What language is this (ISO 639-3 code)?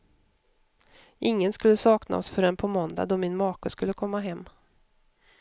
swe